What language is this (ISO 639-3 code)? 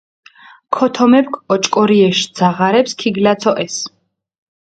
xmf